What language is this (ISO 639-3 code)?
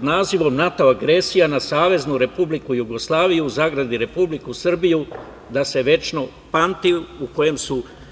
srp